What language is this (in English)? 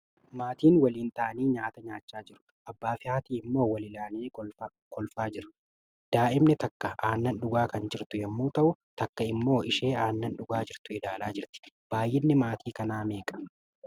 Oromo